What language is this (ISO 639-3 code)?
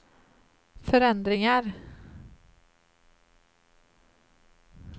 swe